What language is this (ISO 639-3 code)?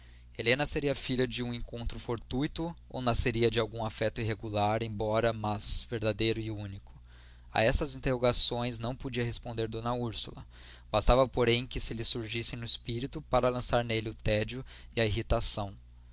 por